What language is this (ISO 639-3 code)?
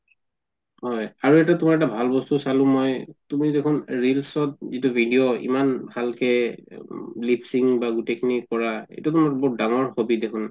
asm